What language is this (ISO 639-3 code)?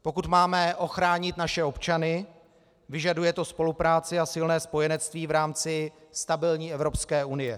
ces